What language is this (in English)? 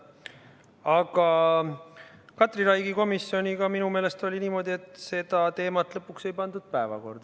Estonian